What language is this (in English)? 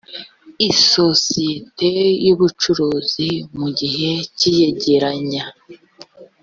Kinyarwanda